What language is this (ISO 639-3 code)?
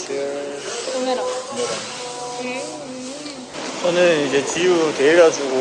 kor